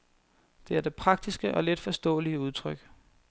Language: Danish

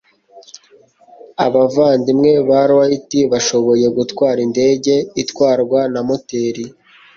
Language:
Kinyarwanda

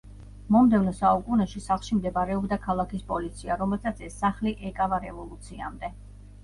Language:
Georgian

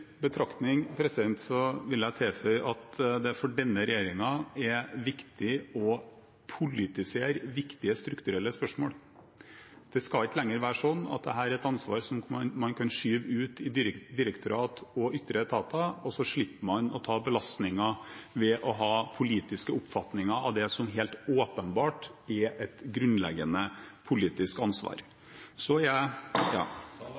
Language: Norwegian Bokmål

